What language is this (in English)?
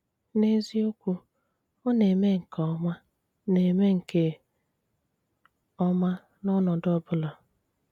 Igbo